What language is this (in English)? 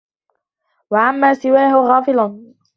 Arabic